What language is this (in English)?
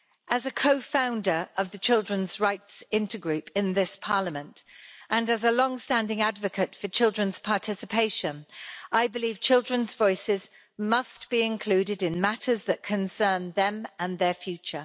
English